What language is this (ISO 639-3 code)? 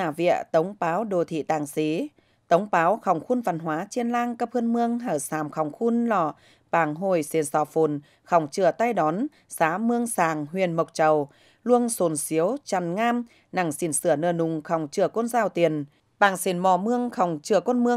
vie